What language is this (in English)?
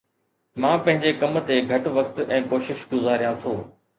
Sindhi